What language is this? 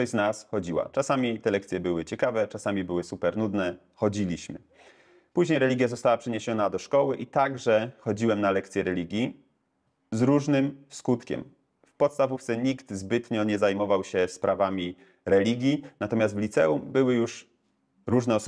Polish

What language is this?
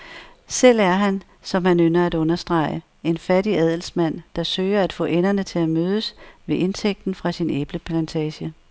Danish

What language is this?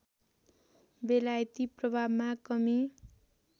Nepali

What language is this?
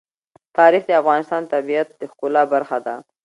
Pashto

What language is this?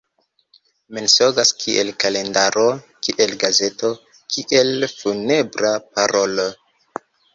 Esperanto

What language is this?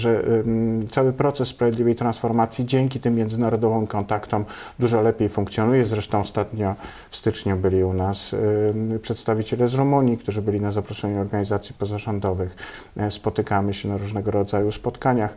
Polish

